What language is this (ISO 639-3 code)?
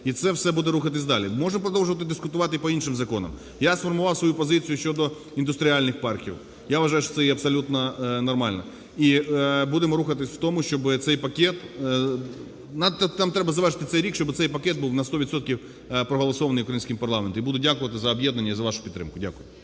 ukr